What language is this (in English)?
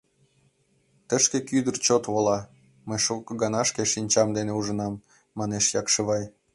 Mari